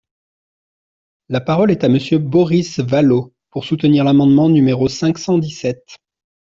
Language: French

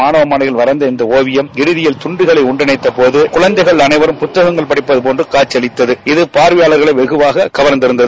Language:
Tamil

